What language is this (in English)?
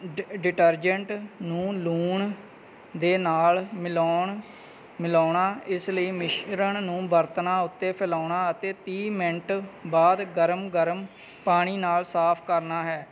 Punjabi